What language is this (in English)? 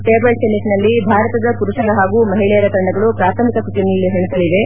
Kannada